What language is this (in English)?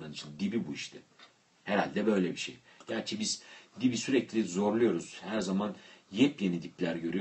Turkish